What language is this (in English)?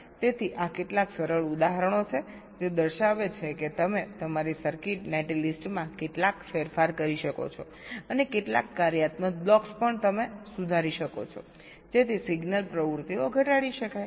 Gujarati